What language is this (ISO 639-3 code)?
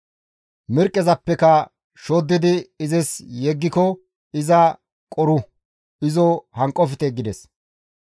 gmv